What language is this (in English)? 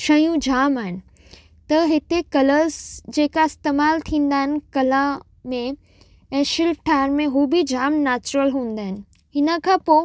Sindhi